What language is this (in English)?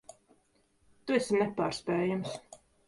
Latvian